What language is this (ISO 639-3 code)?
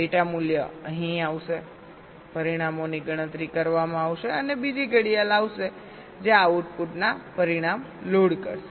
guj